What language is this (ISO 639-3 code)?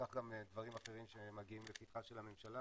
heb